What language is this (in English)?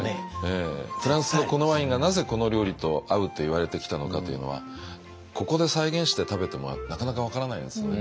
Japanese